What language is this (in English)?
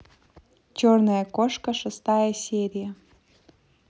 Russian